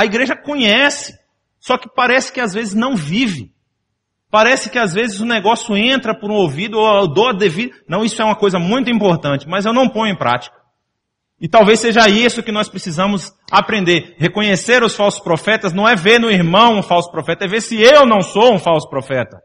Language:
Portuguese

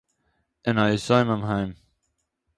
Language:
Yiddish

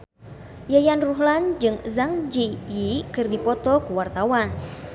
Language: Sundanese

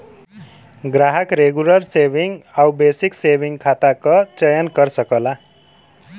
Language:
Bhojpuri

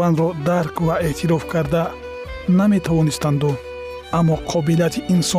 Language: Persian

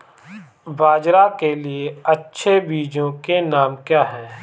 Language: Hindi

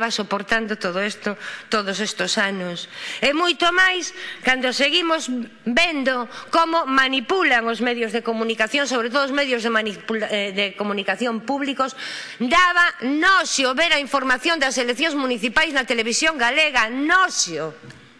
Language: Spanish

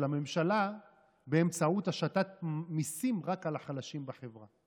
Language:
Hebrew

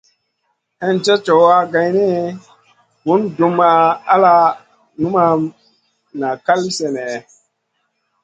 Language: Masana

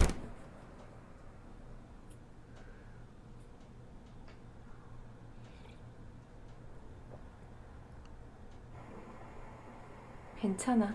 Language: Korean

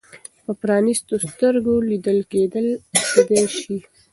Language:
Pashto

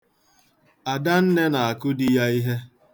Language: Igbo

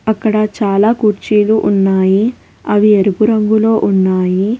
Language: Telugu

